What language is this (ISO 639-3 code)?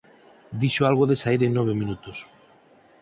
glg